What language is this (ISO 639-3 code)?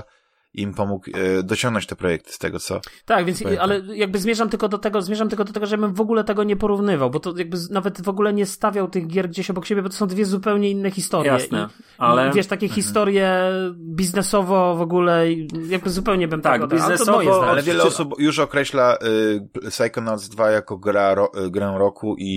pol